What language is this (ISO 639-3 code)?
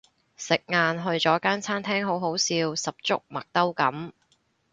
yue